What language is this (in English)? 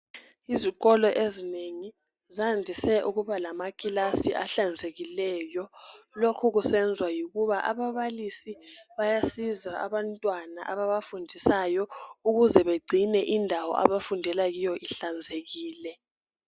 North Ndebele